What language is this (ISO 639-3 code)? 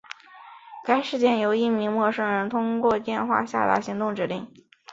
zho